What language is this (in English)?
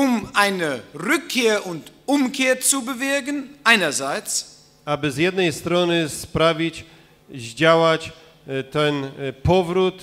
Polish